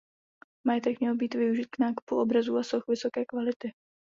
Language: Czech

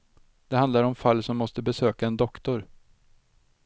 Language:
Swedish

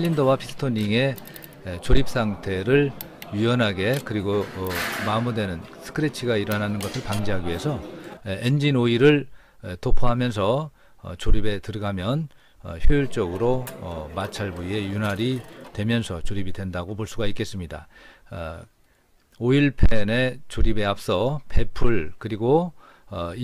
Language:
Korean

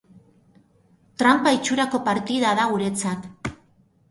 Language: Basque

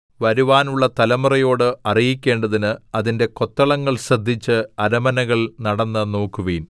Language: Malayalam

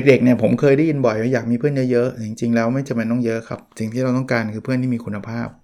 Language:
Thai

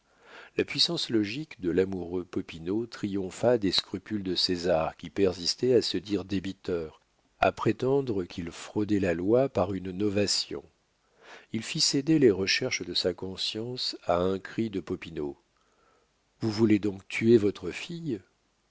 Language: French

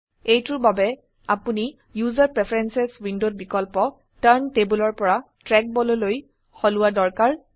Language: Assamese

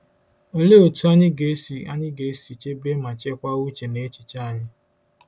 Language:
Igbo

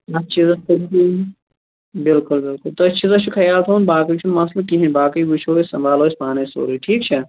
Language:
Kashmiri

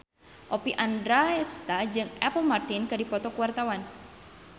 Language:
Sundanese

